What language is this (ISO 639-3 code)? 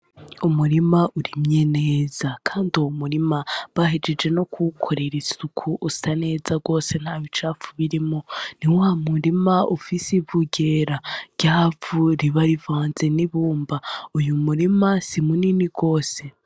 run